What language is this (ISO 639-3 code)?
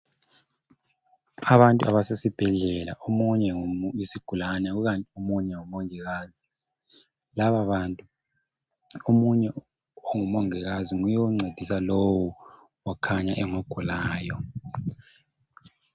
nde